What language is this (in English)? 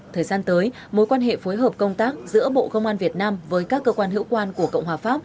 Vietnamese